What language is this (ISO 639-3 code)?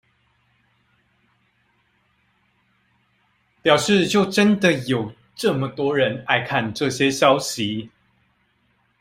zho